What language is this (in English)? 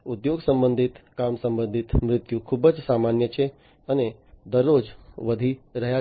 Gujarati